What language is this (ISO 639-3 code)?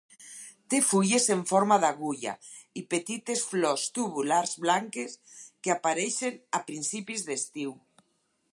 cat